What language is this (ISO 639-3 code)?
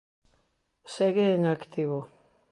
glg